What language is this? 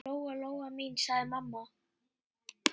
Icelandic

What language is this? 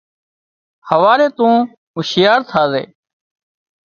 Wadiyara Koli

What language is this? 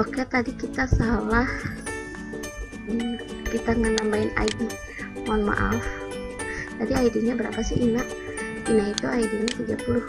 Indonesian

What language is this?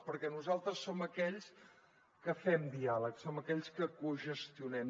Catalan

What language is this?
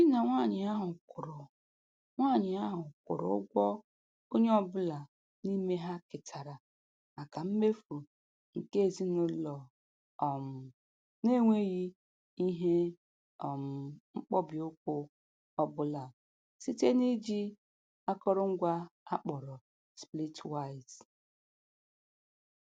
Igbo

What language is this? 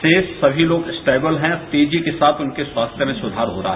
Hindi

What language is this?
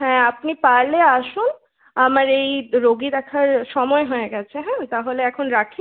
Bangla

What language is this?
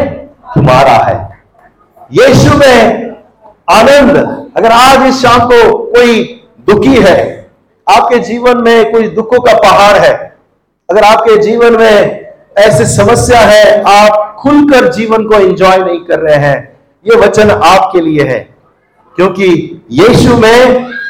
Hindi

